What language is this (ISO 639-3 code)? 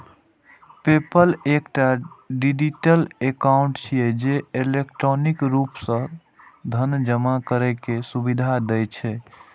mai